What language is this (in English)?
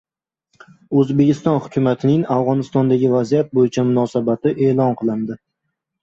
Uzbek